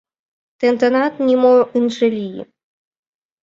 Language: Mari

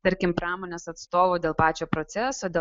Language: Lithuanian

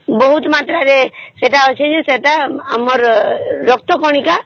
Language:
Odia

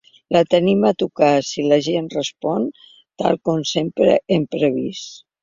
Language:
Catalan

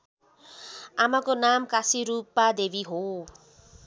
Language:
Nepali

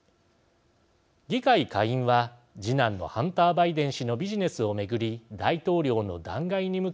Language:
Japanese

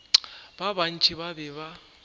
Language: Northern Sotho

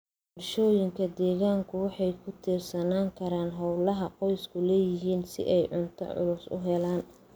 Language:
Somali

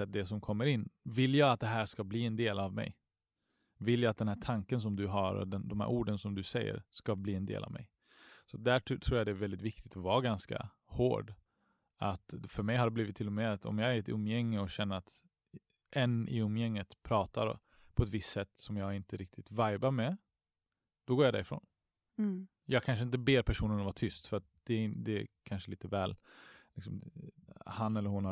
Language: Swedish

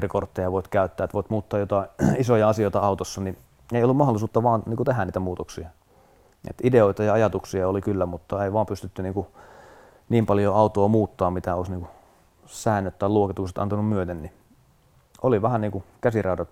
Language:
Finnish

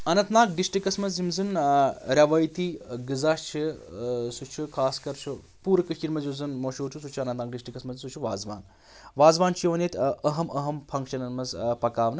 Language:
Kashmiri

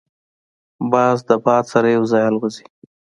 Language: Pashto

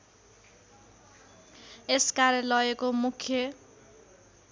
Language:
Nepali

